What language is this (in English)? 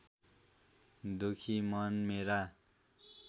Nepali